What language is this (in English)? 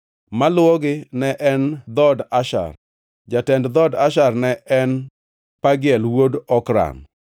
Luo (Kenya and Tanzania)